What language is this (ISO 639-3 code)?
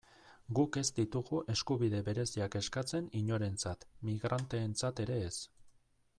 eus